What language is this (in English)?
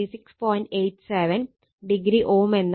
Malayalam